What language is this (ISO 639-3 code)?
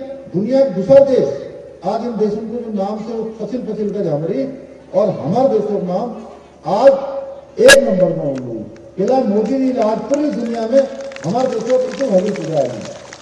hin